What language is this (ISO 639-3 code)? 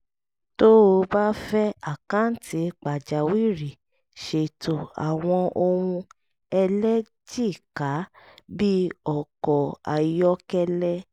yor